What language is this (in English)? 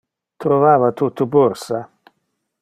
Interlingua